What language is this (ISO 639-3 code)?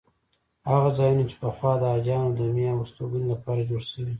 pus